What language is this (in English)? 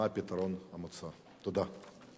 Hebrew